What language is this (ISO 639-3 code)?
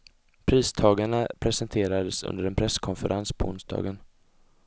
swe